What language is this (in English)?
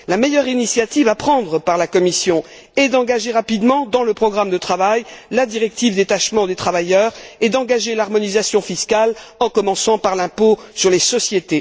French